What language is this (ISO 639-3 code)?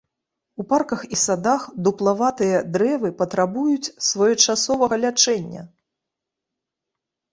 bel